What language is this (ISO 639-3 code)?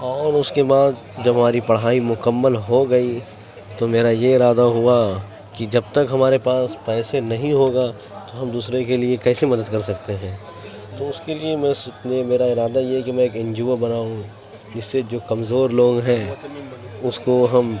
urd